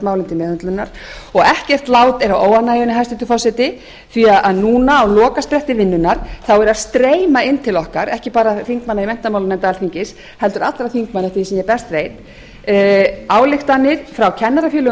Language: Icelandic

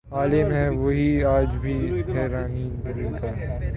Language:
Urdu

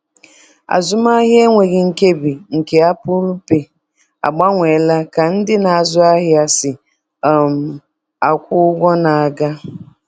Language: Igbo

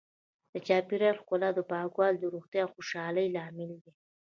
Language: Pashto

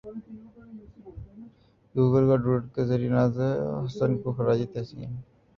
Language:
Urdu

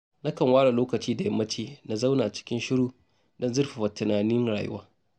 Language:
Hausa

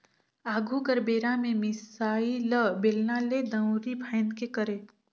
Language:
Chhattisgarhi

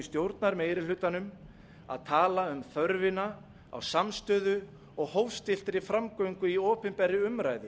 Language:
Icelandic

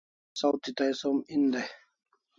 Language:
Kalasha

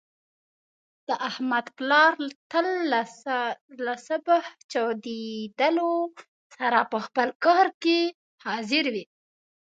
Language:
Pashto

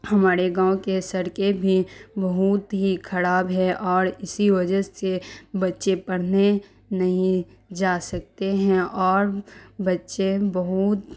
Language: Urdu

